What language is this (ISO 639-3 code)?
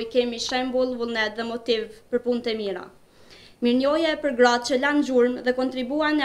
ron